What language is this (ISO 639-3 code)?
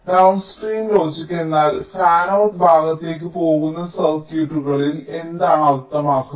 mal